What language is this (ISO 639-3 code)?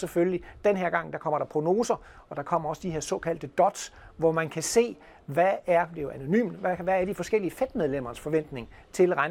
dan